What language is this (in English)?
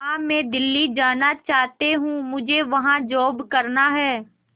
Hindi